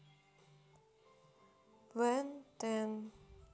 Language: Russian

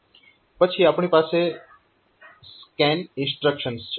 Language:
Gujarati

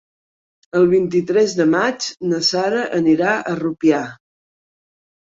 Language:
Catalan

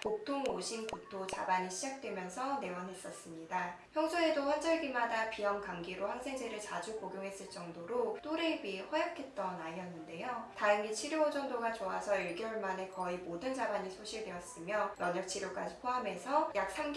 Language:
Korean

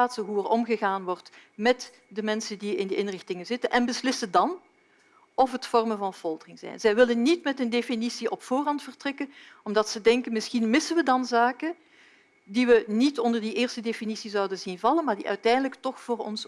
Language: Dutch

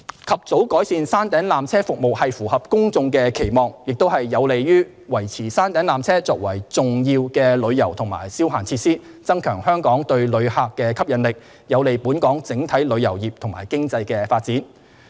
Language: Cantonese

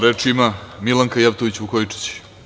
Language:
Serbian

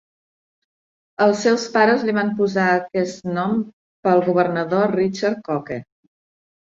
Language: Catalan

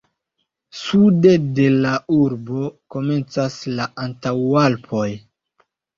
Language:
Esperanto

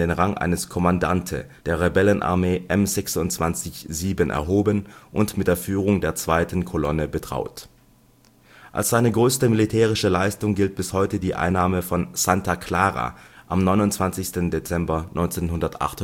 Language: German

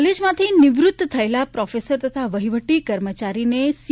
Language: Gujarati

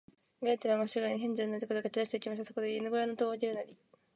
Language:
Japanese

